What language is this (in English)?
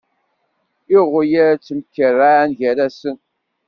Kabyle